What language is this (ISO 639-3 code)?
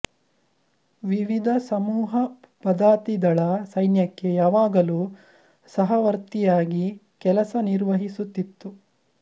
kan